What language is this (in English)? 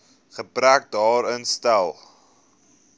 Afrikaans